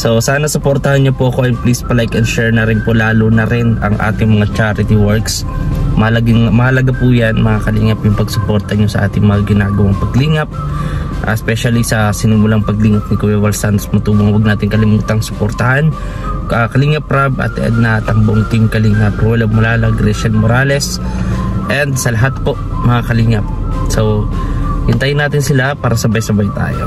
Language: Filipino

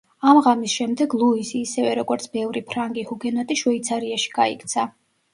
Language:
Georgian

